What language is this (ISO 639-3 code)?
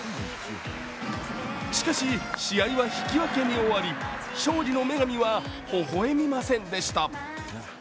jpn